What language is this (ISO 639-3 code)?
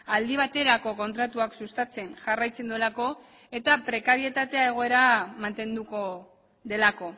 eus